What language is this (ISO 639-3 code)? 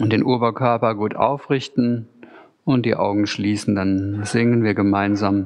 deu